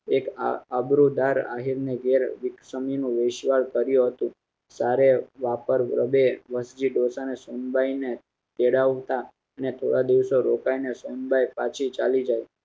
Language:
Gujarati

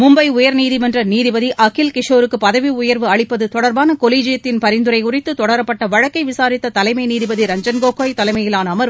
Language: Tamil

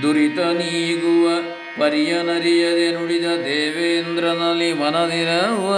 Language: Kannada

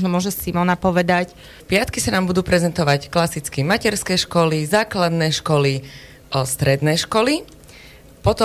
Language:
Slovak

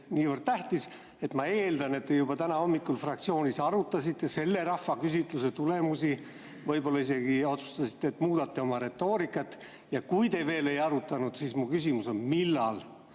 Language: Estonian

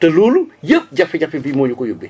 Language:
Wolof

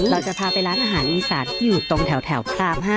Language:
Thai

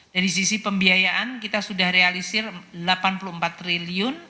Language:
Indonesian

